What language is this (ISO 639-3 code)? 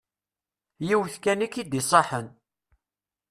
kab